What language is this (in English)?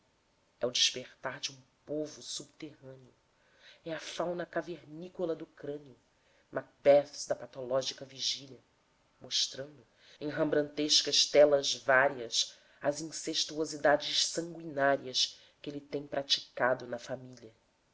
Portuguese